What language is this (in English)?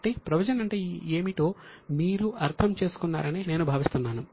Telugu